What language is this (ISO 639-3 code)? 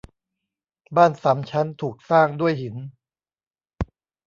tha